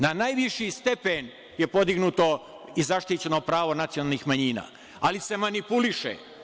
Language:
Serbian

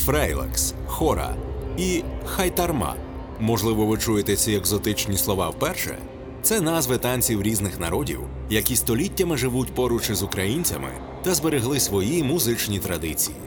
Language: Ukrainian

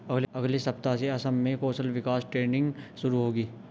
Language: Hindi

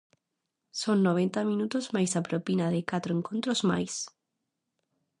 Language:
Galician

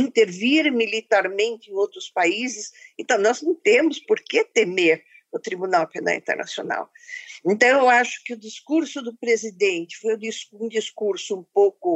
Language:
Portuguese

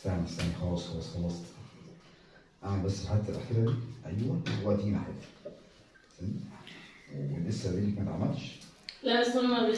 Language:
Arabic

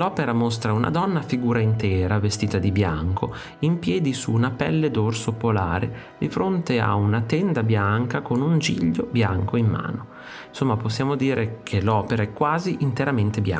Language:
Italian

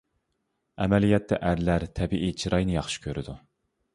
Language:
Uyghur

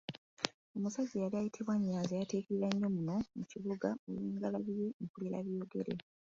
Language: Ganda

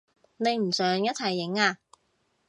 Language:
Cantonese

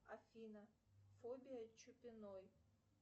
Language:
Russian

